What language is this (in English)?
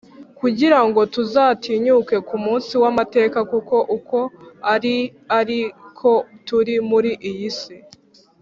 Kinyarwanda